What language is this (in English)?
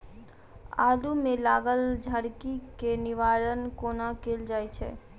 Maithili